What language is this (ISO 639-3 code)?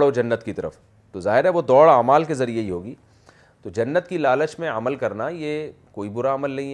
urd